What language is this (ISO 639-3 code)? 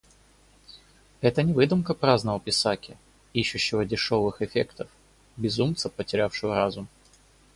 rus